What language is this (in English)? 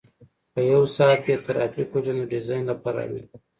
Pashto